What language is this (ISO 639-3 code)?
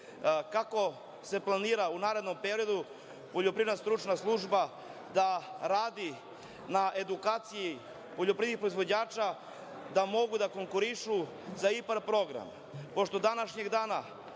srp